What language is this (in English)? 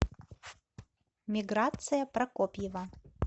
Russian